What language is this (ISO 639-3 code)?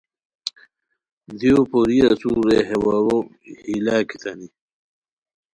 khw